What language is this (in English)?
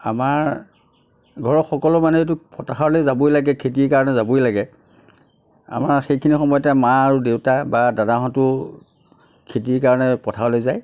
Assamese